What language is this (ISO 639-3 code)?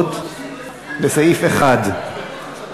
heb